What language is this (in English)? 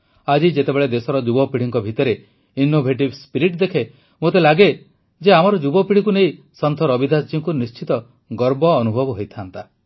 Odia